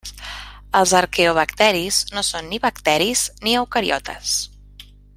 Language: Catalan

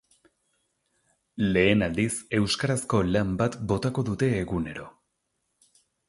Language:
Basque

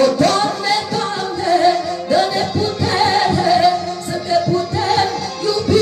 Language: Romanian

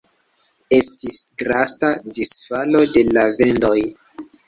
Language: Esperanto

